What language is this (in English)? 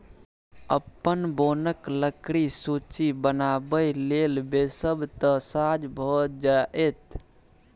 Maithili